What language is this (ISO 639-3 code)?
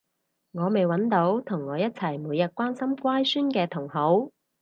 yue